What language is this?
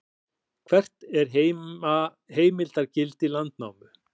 Icelandic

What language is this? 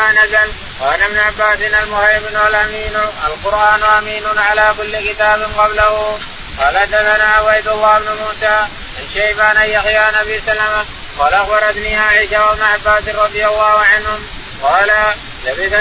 Arabic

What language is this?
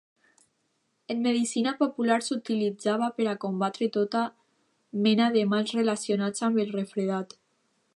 Catalan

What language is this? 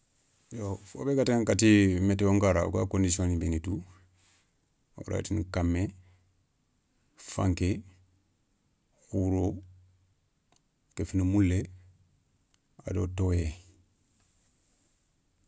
Soninke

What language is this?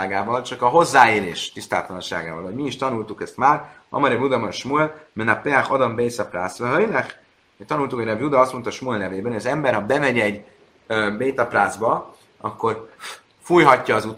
Hungarian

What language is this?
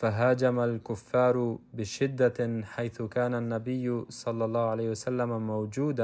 Arabic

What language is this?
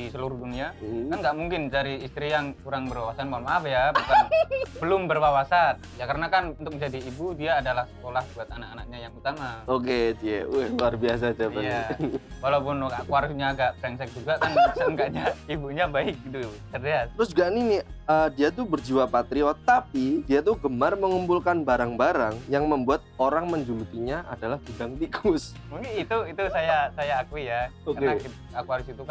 Indonesian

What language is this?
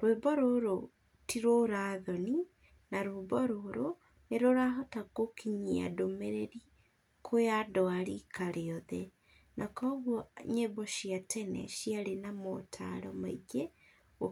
Kikuyu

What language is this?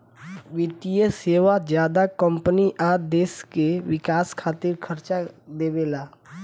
Bhojpuri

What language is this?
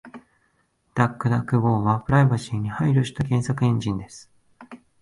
Japanese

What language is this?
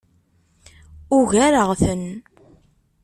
Kabyle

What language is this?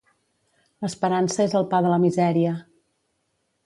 Catalan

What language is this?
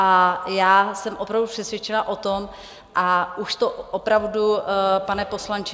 Czech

